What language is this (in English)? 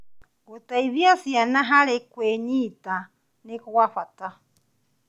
Kikuyu